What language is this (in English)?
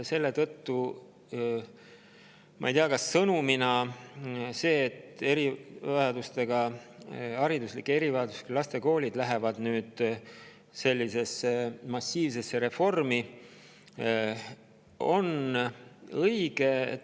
Estonian